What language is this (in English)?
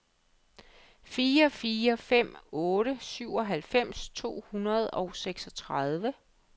Danish